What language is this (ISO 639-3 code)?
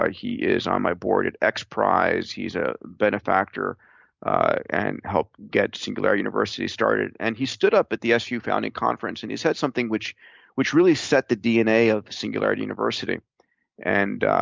eng